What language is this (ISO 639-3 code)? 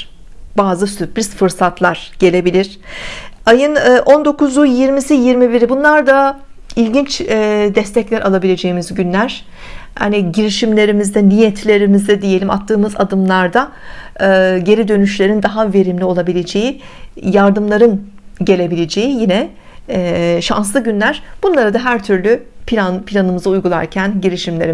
tur